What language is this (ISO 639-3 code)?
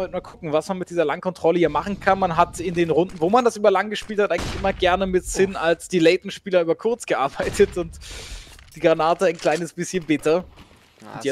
deu